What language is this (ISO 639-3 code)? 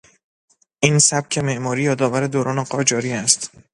fas